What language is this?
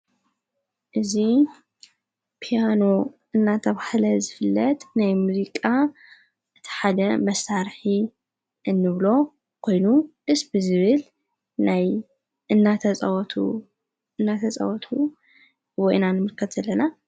Tigrinya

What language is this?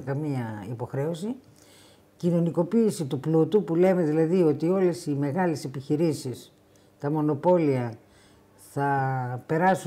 Greek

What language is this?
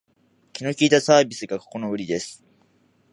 Japanese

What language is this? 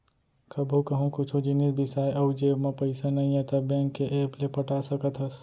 Chhattisgarhi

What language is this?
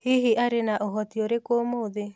Kikuyu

